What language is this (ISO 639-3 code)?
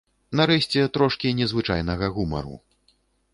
bel